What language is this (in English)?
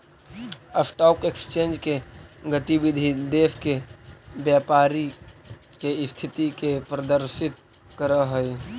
Magahi